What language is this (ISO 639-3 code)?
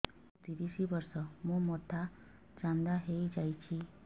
ori